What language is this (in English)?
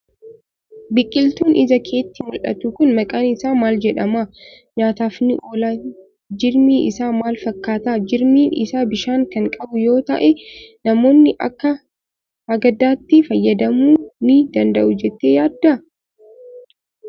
Oromo